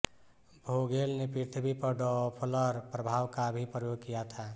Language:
Hindi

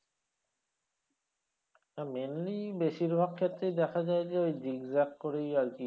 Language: Bangla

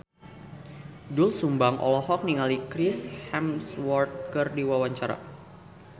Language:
Sundanese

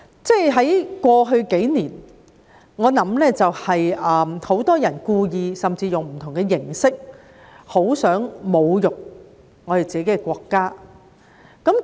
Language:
Cantonese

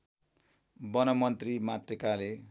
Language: Nepali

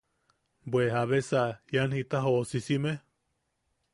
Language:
Yaqui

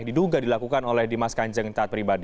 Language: Indonesian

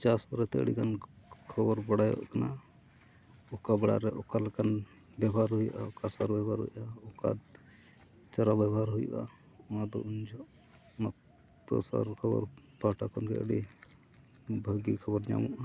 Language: Santali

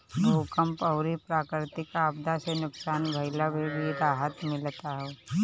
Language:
Bhojpuri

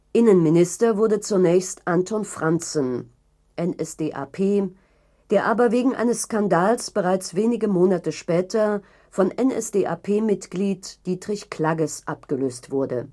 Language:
German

